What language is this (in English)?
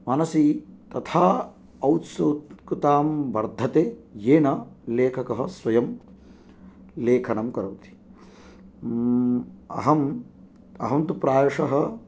Sanskrit